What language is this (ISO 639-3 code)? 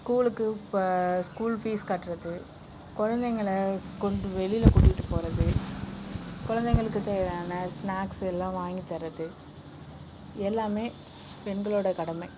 tam